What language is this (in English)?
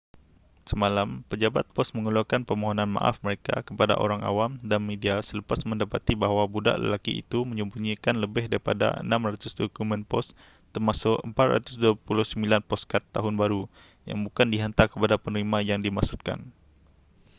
Malay